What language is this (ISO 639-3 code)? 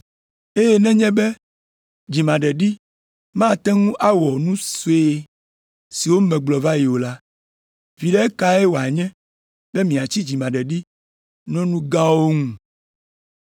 ewe